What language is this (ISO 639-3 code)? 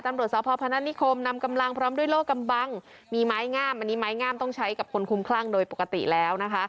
tha